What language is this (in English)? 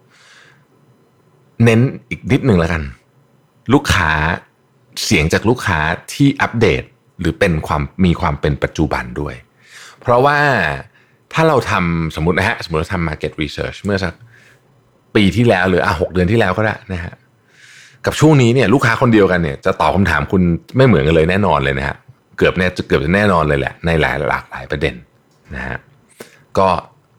Thai